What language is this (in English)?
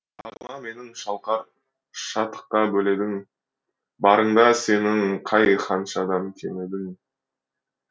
Kazakh